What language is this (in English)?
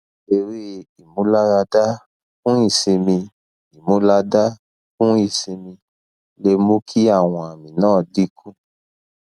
Yoruba